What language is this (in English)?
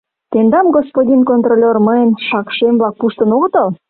Mari